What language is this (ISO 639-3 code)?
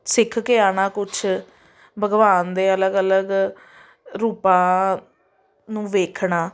pan